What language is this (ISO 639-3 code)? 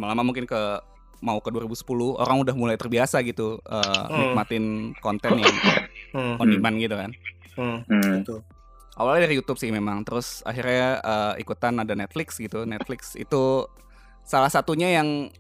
ind